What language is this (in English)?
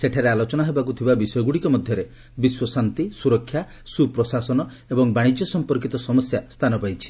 Odia